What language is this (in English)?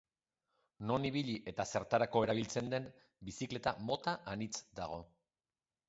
Basque